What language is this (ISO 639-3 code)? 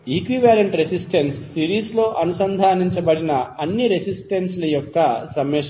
tel